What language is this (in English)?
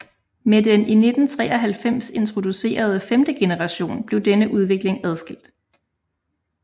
Danish